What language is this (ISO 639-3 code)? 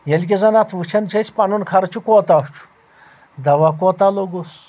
kas